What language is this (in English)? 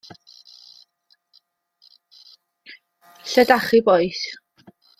Welsh